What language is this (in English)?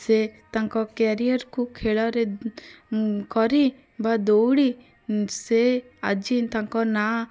Odia